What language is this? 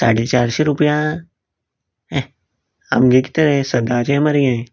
Konkani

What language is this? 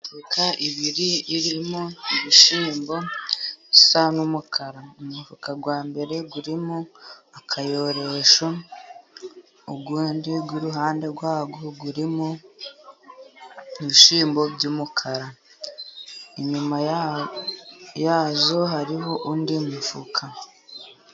Kinyarwanda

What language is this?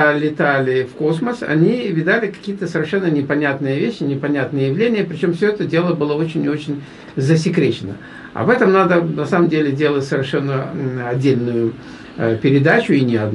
Russian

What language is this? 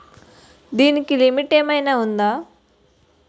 Telugu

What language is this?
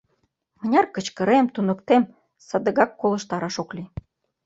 Mari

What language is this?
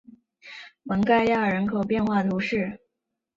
Chinese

